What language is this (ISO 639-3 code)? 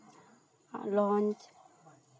sat